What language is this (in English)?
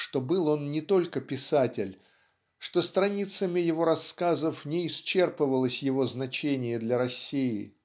Russian